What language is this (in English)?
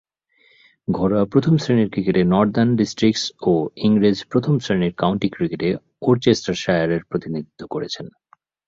Bangla